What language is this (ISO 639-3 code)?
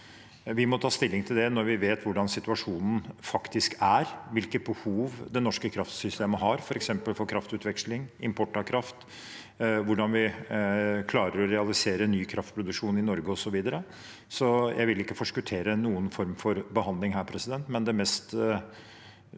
nor